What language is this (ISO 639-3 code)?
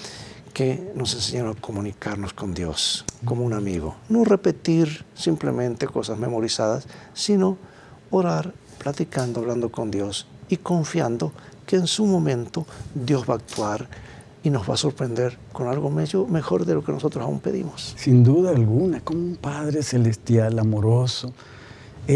spa